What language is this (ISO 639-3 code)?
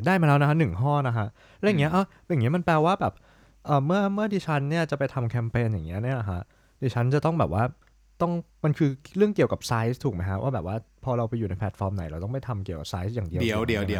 tha